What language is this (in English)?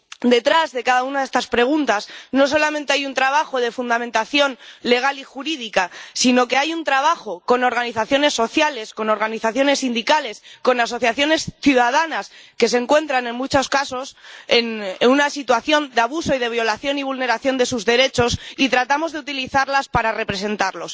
Spanish